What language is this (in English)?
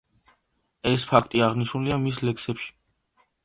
Georgian